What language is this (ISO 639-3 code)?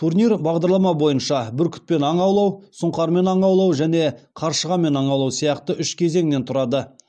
kaz